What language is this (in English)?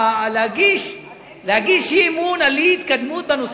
Hebrew